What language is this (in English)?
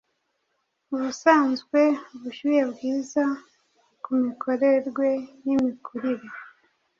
Kinyarwanda